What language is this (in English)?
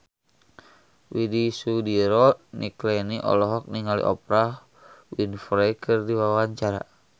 Sundanese